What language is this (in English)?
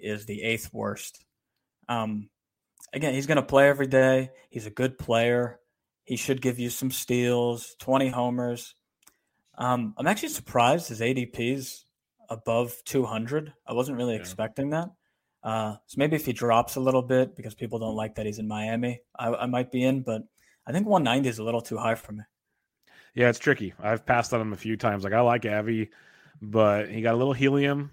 English